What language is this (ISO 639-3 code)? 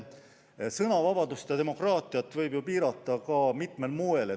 est